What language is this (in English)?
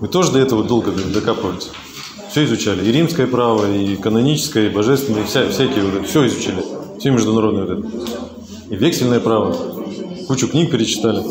Russian